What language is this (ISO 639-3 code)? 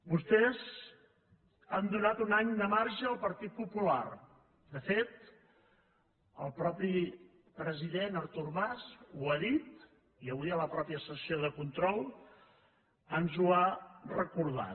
cat